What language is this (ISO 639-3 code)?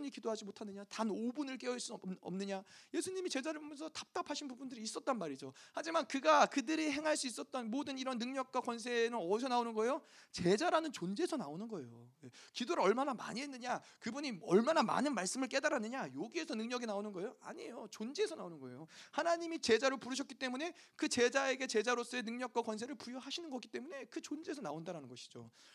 kor